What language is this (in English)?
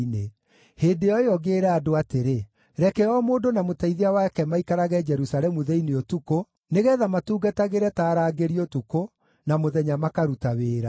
Kikuyu